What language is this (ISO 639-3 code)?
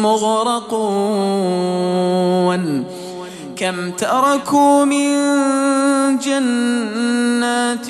ara